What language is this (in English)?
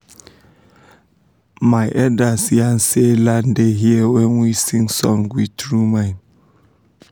Nigerian Pidgin